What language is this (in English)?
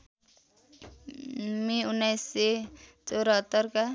Nepali